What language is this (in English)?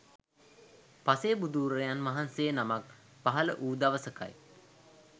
Sinhala